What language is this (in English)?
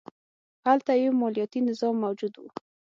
Pashto